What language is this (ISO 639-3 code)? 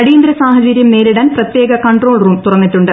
mal